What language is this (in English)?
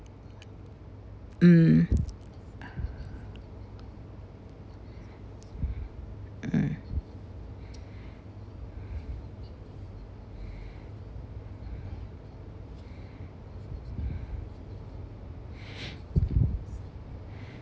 English